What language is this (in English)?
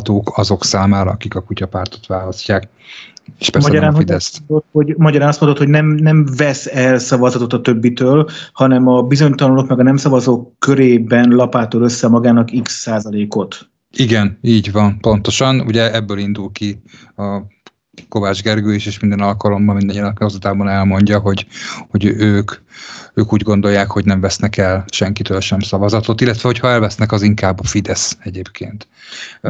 Hungarian